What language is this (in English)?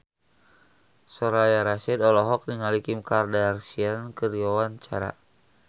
Sundanese